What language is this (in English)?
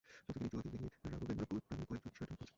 Bangla